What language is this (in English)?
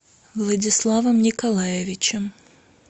Russian